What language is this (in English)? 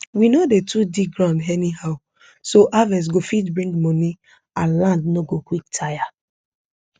Nigerian Pidgin